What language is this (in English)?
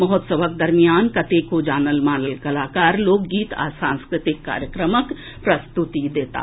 Maithili